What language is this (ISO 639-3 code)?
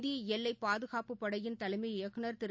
tam